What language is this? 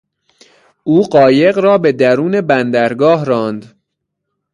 Persian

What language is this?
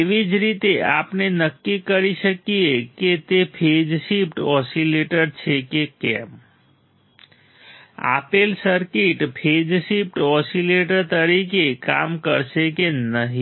Gujarati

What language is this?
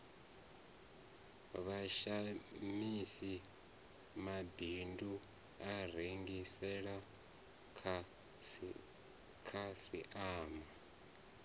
Venda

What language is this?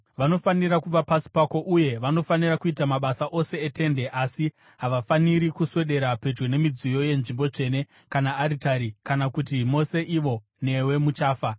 Shona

